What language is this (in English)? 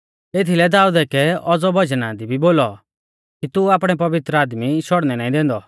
Mahasu Pahari